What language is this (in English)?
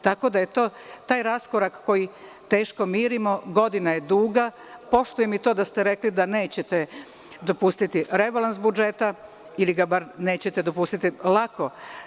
Serbian